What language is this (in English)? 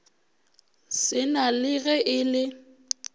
Northern Sotho